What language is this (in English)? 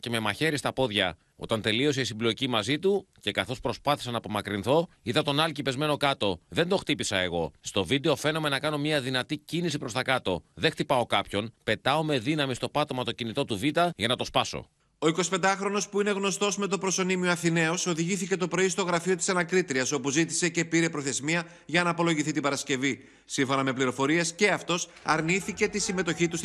Greek